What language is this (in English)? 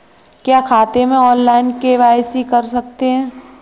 Hindi